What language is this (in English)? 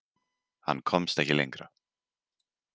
Icelandic